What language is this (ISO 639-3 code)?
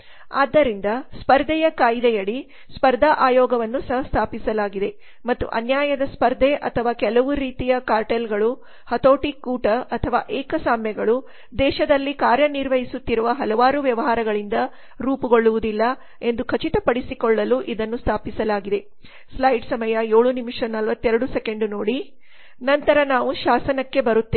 kan